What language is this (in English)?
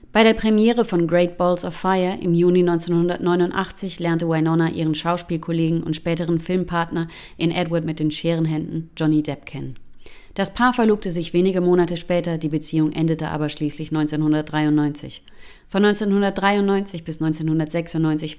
German